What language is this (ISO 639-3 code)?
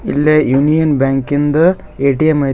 kan